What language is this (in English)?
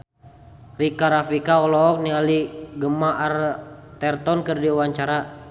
Sundanese